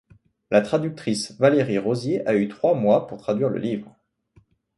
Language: French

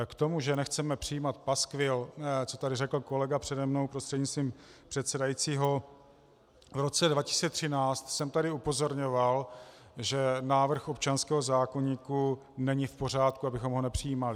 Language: Czech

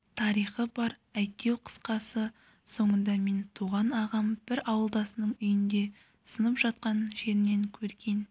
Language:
Kazakh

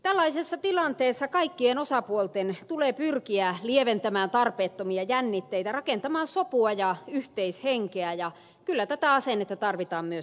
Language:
Finnish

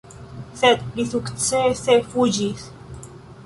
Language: Esperanto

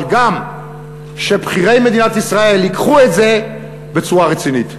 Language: Hebrew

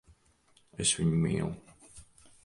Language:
Latvian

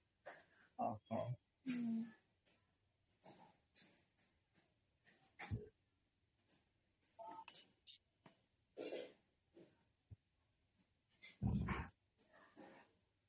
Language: Odia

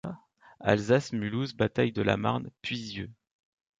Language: French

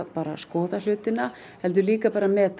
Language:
Icelandic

